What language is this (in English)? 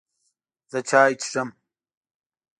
Pashto